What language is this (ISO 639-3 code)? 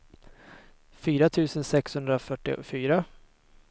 swe